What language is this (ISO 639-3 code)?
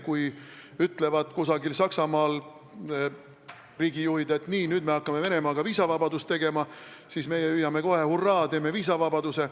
est